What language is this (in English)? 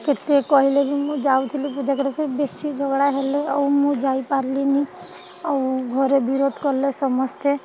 Odia